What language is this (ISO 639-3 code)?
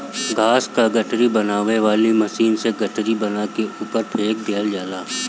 bho